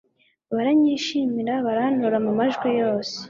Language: Kinyarwanda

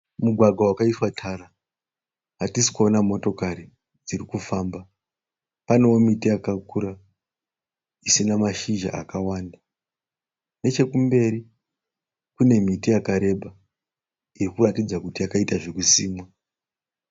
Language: Shona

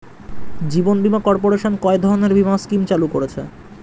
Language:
Bangla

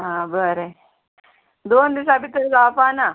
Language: Konkani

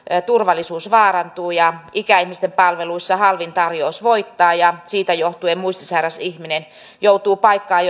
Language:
Finnish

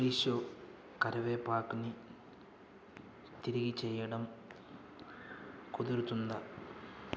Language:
Telugu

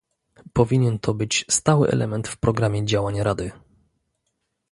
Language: Polish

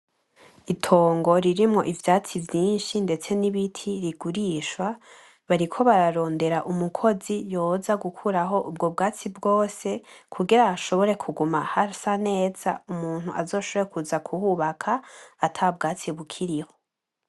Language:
Rundi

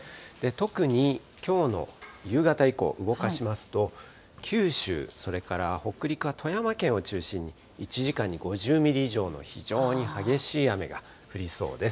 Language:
Japanese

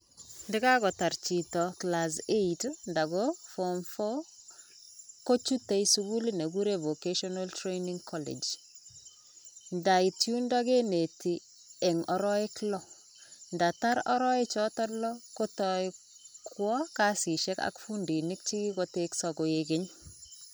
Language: Kalenjin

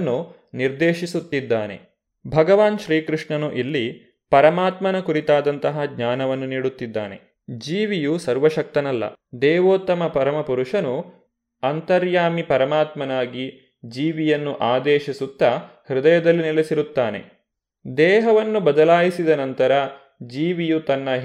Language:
Kannada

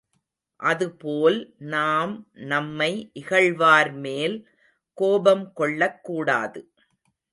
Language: Tamil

